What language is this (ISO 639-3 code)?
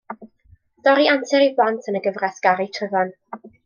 cym